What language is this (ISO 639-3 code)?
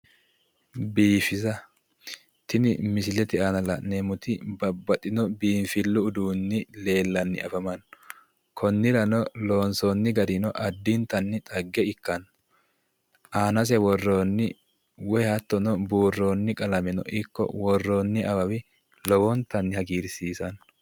sid